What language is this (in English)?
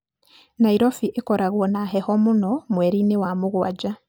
Kikuyu